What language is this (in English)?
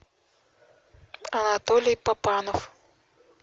Russian